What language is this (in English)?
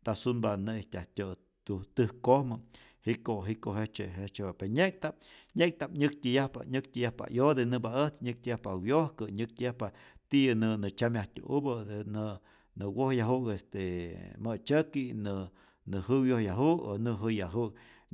Rayón Zoque